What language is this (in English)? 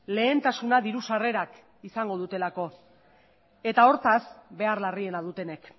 Basque